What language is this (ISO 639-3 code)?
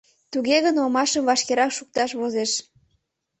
chm